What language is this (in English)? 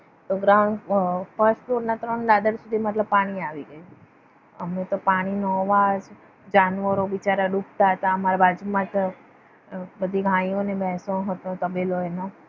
Gujarati